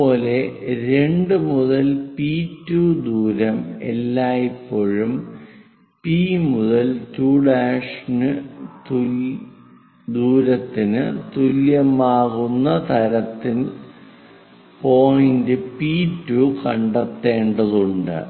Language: Malayalam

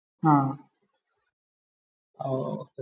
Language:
Malayalam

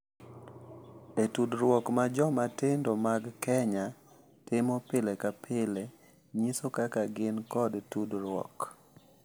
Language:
Luo (Kenya and Tanzania)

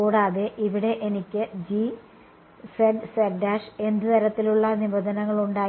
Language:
Malayalam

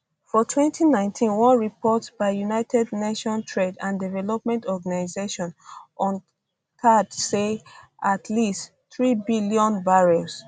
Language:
Nigerian Pidgin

